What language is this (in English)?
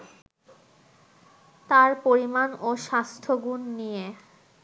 Bangla